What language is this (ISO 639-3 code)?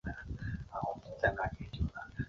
zho